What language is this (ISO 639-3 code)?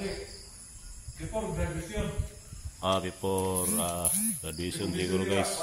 fil